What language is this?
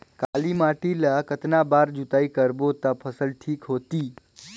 Chhattisgarhi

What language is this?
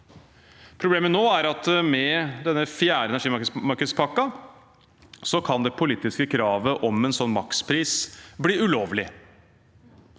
Norwegian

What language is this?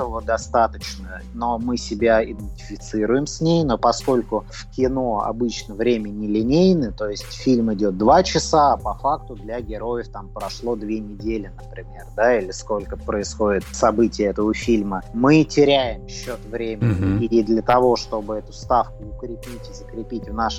Russian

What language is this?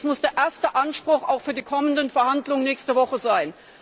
German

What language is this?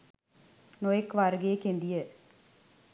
Sinhala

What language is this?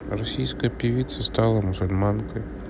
Russian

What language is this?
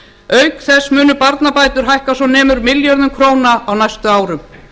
Icelandic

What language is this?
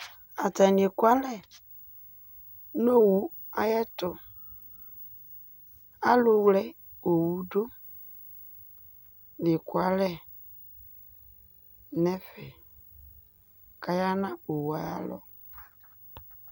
Ikposo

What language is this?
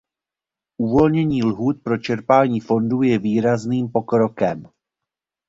Czech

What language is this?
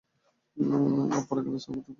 Bangla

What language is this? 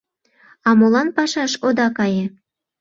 Mari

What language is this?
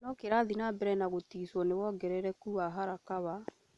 Kikuyu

